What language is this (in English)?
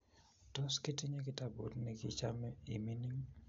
Kalenjin